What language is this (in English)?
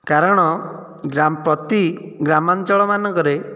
Odia